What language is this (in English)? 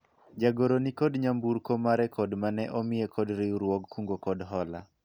Luo (Kenya and Tanzania)